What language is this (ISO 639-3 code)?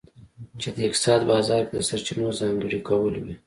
pus